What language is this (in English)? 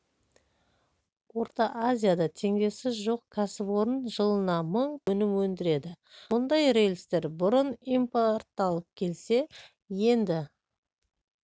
Kazakh